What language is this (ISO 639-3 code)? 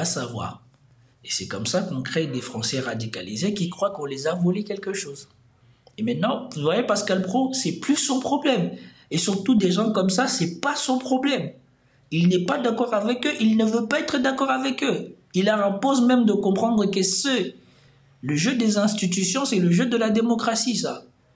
fra